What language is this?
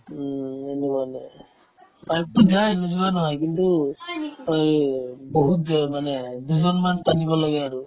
Assamese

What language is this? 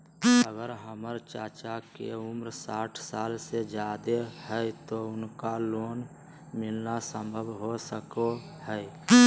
Magahi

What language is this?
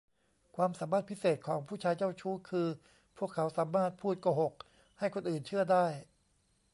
Thai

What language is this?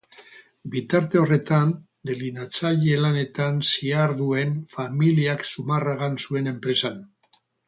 Basque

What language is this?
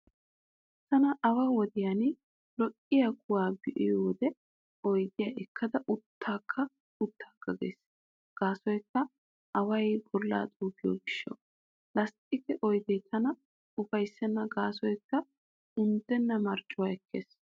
Wolaytta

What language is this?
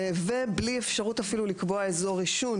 Hebrew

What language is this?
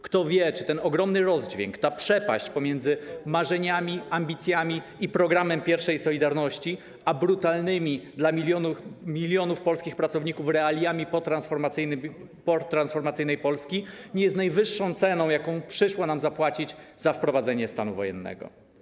Polish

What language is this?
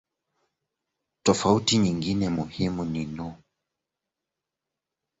Swahili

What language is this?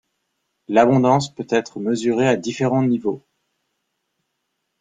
French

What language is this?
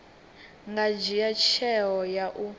Venda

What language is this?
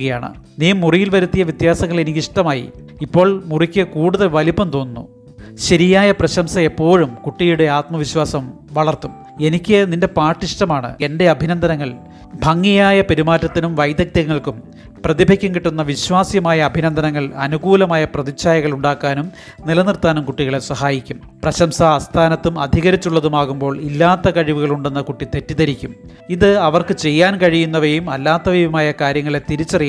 Malayalam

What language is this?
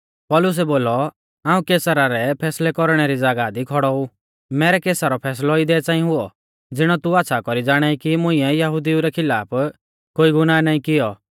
Mahasu Pahari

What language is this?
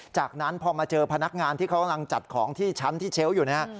Thai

